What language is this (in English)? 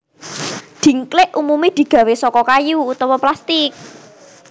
Javanese